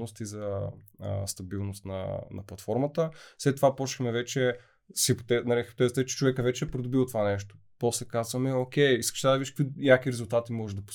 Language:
Bulgarian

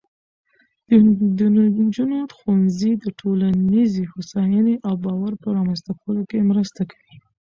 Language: Pashto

